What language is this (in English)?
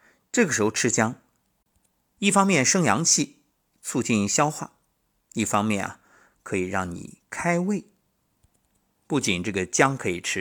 Chinese